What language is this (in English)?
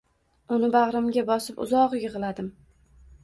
Uzbek